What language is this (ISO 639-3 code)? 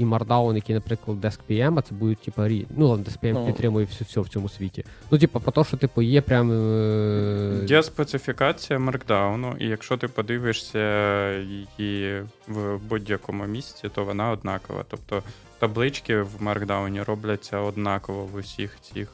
ukr